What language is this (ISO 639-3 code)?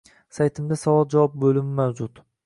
uzb